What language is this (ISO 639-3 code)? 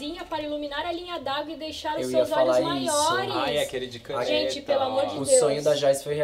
por